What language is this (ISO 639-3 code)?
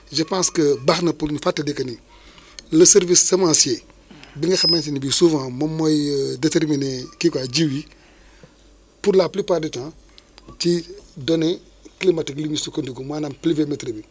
wol